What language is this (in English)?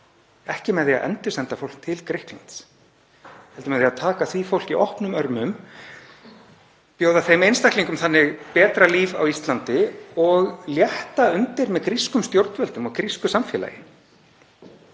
Icelandic